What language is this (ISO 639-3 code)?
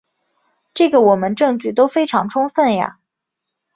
zho